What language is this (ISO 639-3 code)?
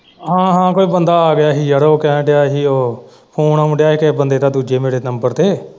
pan